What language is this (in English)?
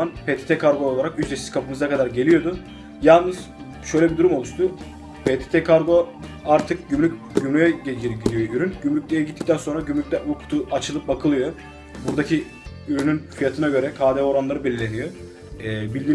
Turkish